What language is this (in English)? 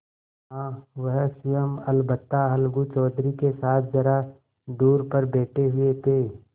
Hindi